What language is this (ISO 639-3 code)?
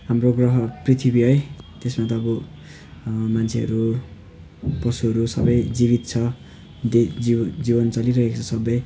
nep